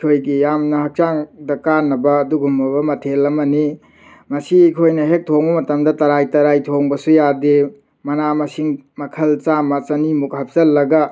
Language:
Manipuri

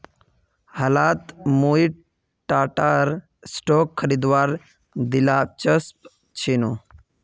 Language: Magahi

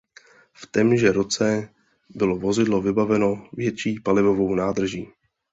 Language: Czech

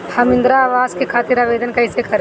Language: Bhojpuri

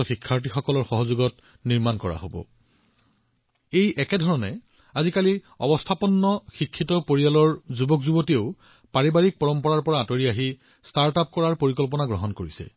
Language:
Assamese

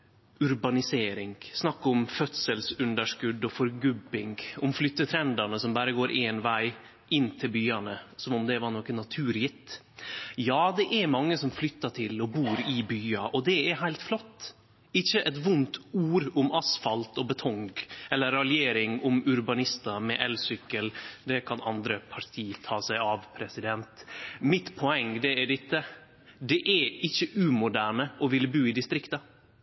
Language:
Norwegian Nynorsk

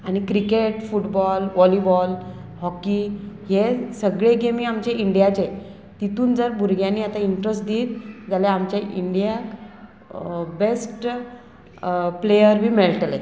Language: Konkani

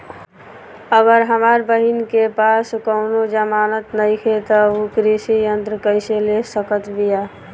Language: Bhojpuri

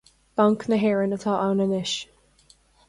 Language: Irish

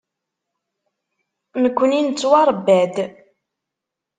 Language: Kabyle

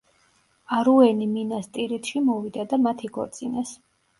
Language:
Georgian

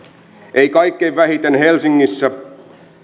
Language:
Finnish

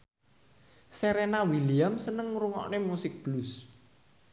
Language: Javanese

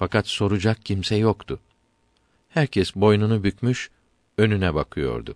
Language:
Turkish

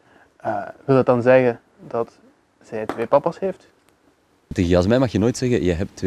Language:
Dutch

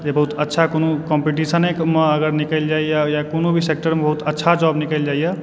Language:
Maithili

